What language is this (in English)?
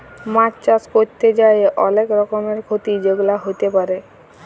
Bangla